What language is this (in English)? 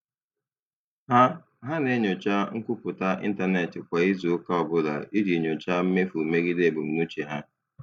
Igbo